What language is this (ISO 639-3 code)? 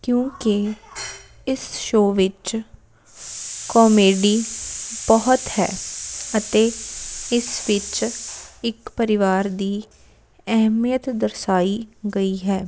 pan